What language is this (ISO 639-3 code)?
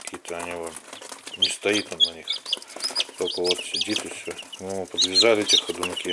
rus